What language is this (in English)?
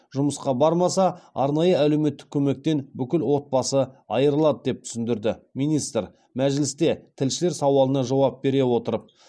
Kazakh